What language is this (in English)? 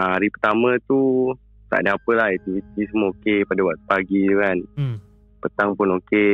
Malay